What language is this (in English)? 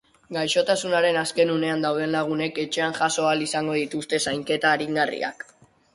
Basque